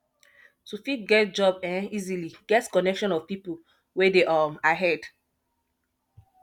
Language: Nigerian Pidgin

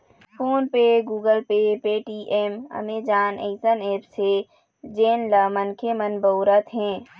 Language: Chhattisgarhi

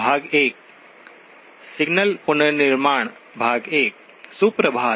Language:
Hindi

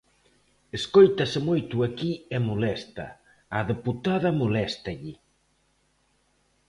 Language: Galician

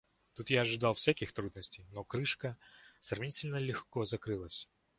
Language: Russian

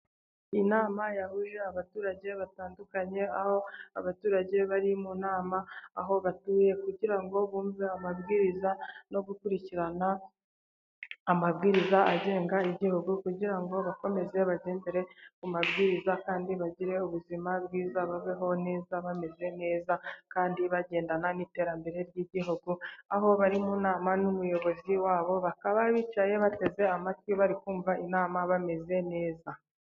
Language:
Kinyarwanda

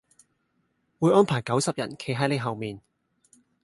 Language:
Cantonese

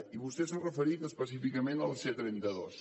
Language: Catalan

